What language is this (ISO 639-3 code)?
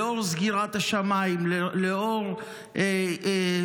heb